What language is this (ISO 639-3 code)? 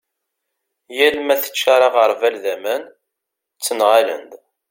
kab